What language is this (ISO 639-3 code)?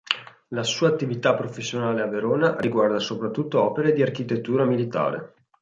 ita